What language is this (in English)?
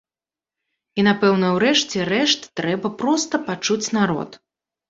Belarusian